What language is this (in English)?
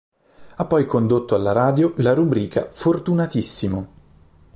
Italian